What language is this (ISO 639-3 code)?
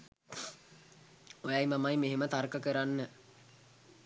sin